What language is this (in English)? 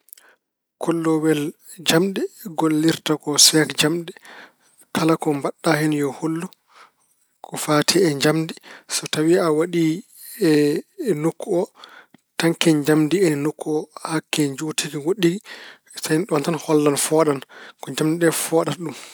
Fula